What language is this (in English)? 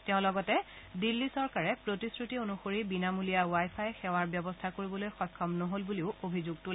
Assamese